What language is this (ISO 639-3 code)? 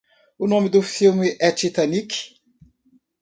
por